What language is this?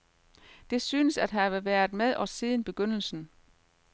Danish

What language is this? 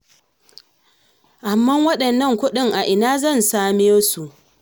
Hausa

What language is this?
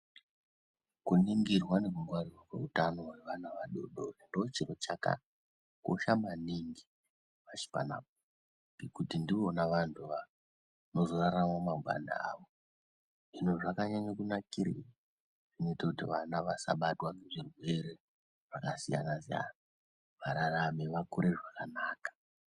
Ndau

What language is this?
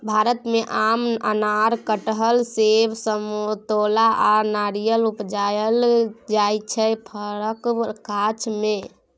Maithili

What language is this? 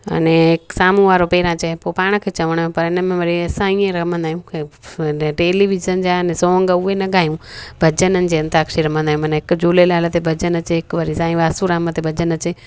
Sindhi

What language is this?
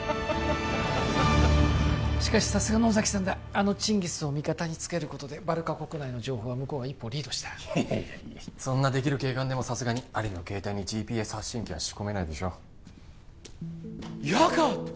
Japanese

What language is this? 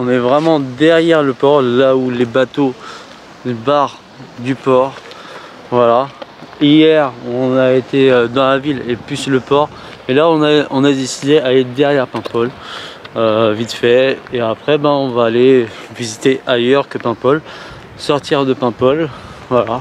French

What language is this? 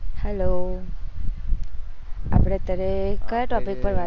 Gujarati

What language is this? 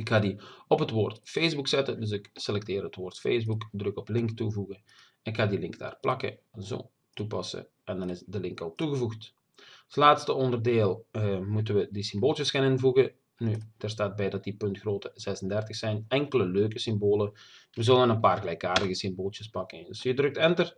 Dutch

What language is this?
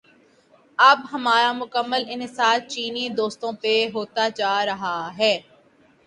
Urdu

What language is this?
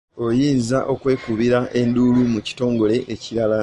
Ganda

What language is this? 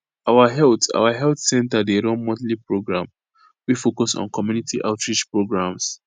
Nigerian Pidgin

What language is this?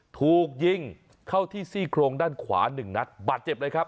Thai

